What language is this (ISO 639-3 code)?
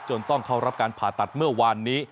tha